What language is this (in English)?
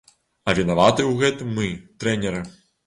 Belarusian